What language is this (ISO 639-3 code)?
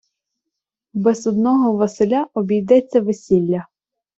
ukr